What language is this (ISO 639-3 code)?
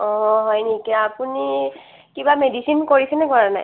asm